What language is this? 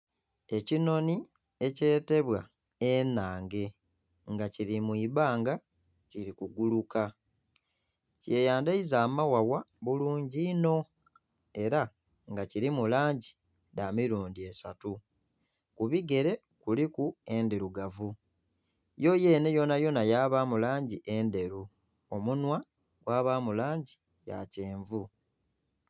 Soga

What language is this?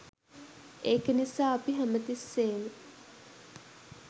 Sinhala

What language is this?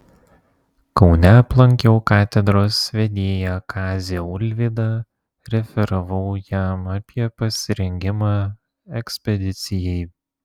Lithuanian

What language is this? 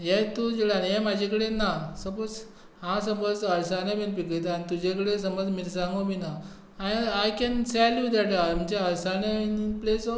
Konkani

